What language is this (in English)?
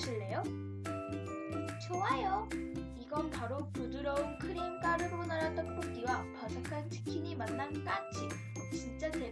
Korean